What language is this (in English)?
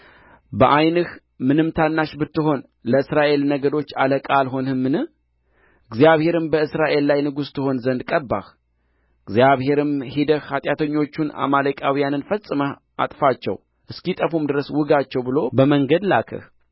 Amharic